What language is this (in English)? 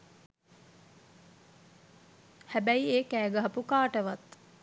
Sinhala